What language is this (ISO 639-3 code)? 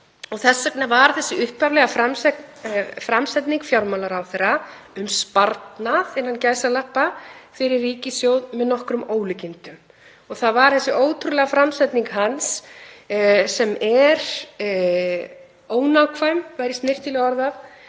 isl